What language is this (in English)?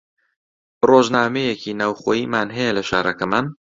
Central Kurdish